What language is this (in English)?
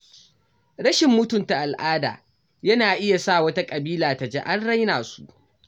Hausa